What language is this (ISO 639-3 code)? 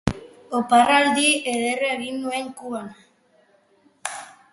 eus